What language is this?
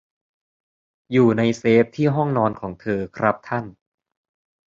Thai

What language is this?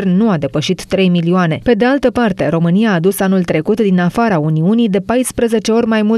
Romanian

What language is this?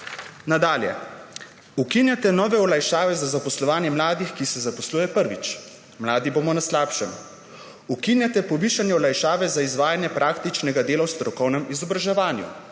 Slovenian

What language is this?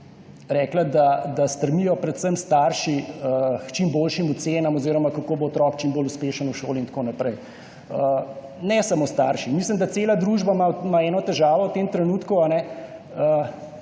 Slovenian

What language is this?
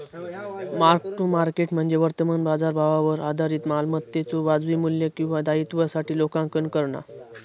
Marathi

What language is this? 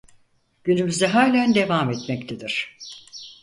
Turkish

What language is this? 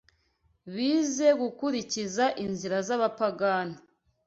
Kinyarwanda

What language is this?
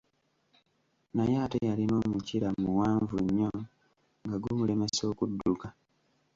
Ganda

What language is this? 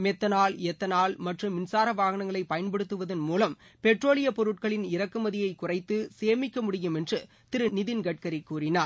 Tamil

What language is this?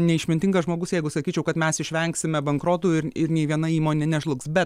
Lithuanian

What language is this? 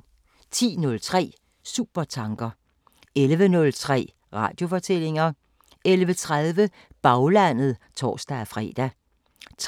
Danish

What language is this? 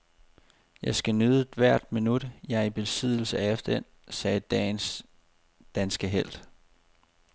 Danish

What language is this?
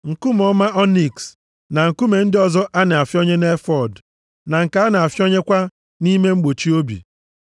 Igbo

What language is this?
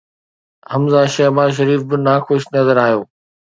Sindhi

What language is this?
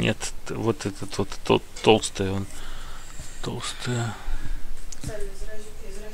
Russian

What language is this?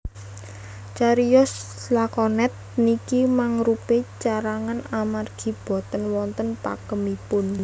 Javanese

